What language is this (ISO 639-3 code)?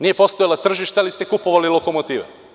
srp